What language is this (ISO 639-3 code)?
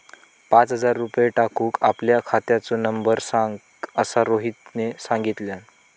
mar